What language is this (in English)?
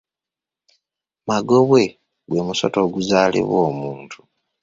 Ganda